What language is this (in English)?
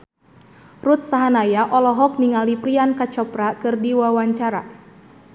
Sundanese